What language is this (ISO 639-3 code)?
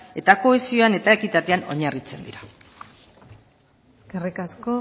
eus